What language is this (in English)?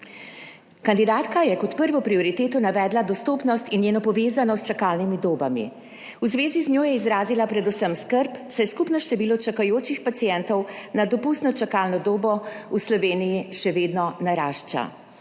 Slovenian